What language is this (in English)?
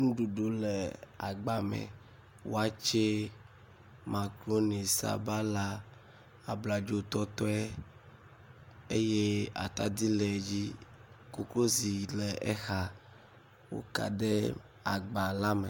Ewe